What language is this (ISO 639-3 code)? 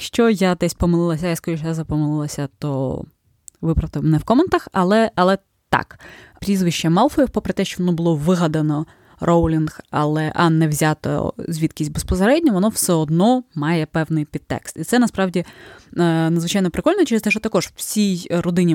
ukr